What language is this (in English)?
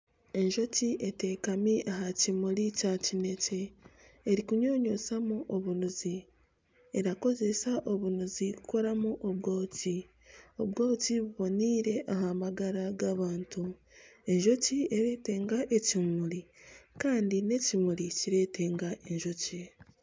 Nyankole